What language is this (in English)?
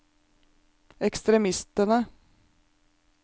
Norwegian